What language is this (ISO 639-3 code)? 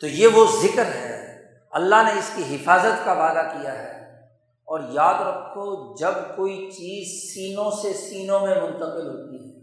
urd